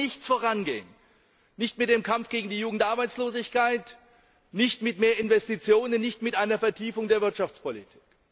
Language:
German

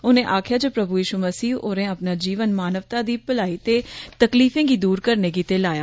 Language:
Dogri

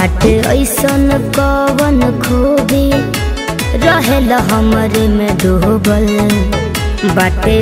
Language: Hindi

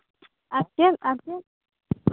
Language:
Santali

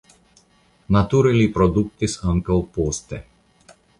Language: Esperanto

